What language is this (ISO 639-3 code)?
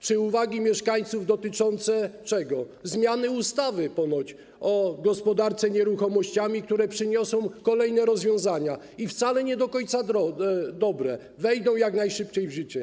pol